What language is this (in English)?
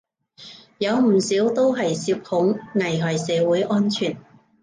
Cantonese